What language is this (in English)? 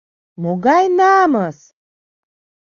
Mari